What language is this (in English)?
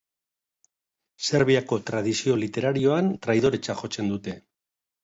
Basque